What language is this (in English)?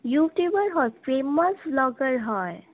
Assamese